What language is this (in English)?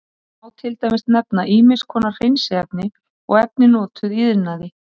Icelandic